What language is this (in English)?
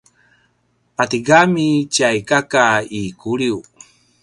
Paiwan